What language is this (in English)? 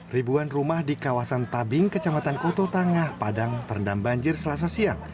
Indonesian